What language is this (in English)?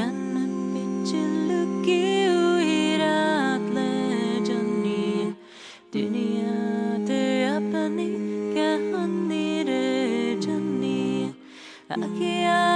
Slovak